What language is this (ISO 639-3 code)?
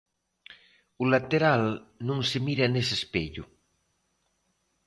glg